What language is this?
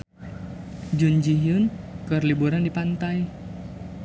Sundanese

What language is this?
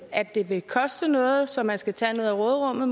Danish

